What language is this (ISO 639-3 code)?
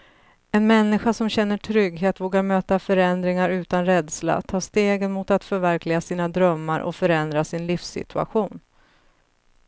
swe